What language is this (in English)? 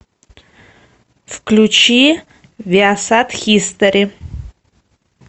Russian